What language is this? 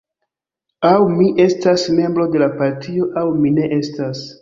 Esperanto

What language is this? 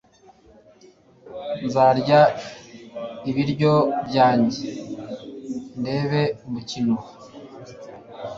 Kinyarwanda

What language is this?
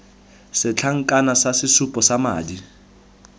Tswana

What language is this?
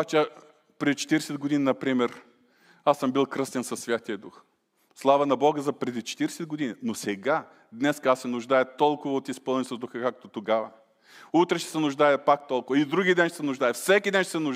Bulgarian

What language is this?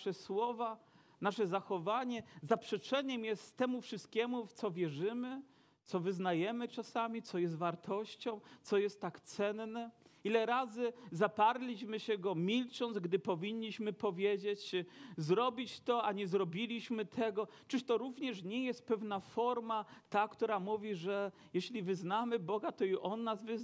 Polish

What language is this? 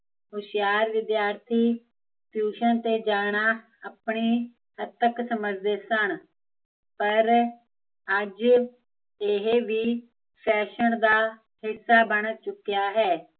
Punjabi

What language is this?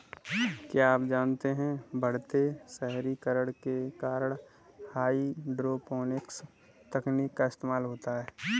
Hindi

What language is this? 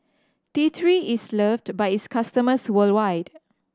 English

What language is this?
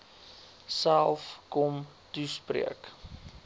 Afrikaans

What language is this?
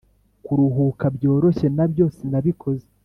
Kinyarwanda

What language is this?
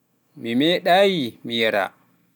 Pular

